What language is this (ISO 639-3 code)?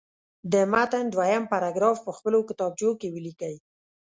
pus